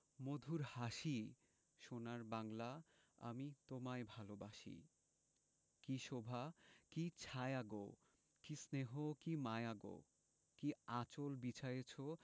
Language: Bangla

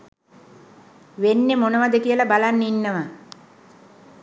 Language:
Sinhala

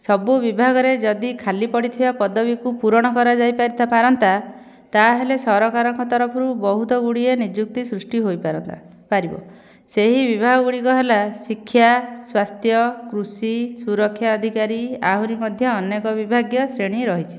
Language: Odia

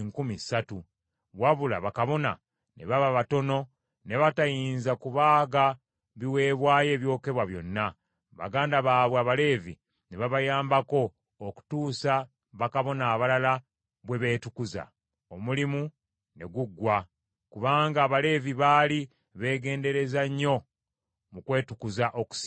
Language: Ganda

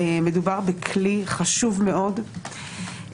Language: Hebrew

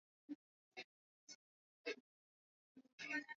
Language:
Swahili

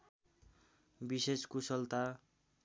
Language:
Nepali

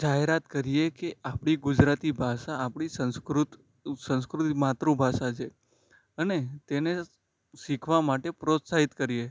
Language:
Gujarati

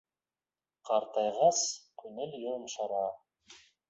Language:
Bashkir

